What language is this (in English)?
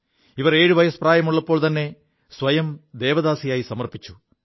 Malayalam